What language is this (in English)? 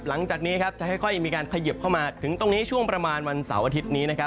Thai